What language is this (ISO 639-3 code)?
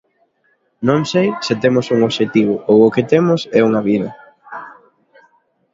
glg